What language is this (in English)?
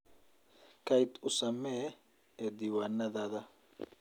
Somali